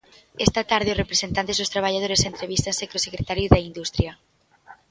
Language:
Galician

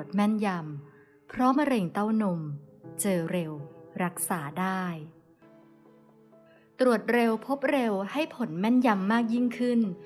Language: Thai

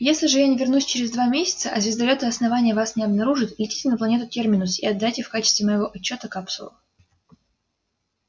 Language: Russian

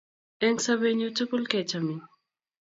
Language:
Kalenjin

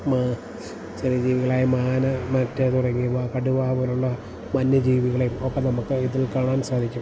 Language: Malayalam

